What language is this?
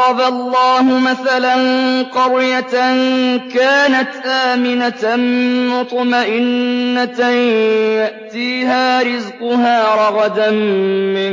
Arabic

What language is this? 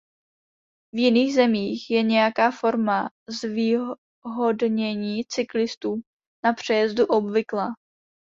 Czech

